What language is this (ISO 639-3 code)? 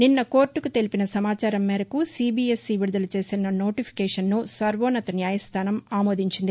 tel